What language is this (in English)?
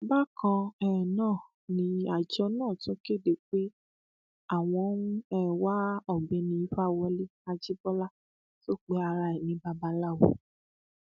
Yoruba